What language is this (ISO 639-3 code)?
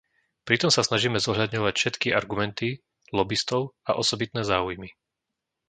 slk